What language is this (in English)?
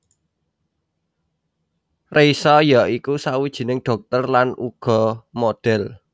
Javanese